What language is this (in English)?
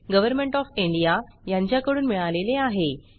Marathi